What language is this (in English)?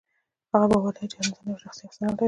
Pashto